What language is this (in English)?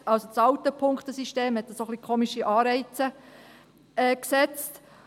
Swiss German